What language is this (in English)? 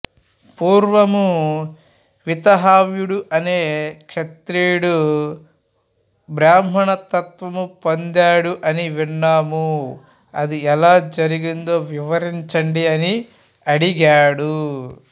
Telugu